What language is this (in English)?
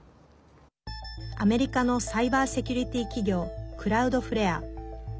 Japanese